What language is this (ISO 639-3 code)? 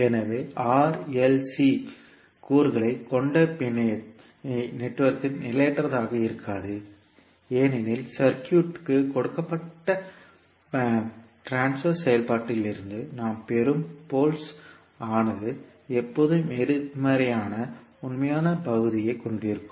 tam